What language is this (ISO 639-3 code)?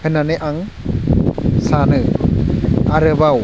brx